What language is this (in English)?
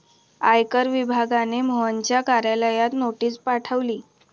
Marathi